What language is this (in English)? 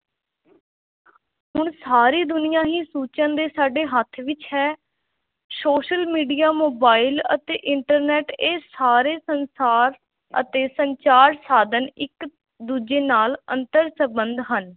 Punjabi